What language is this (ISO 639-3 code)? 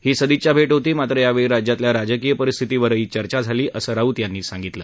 mar